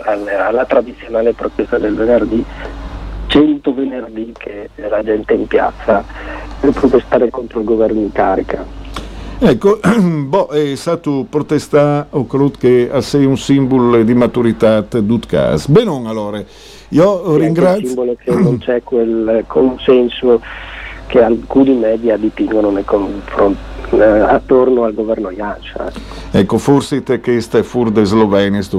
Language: Italian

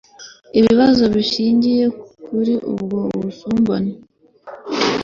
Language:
Kinyarwanda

